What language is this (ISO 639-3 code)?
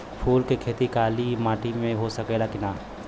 bho